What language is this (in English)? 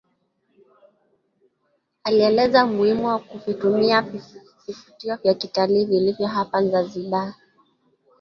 Swahili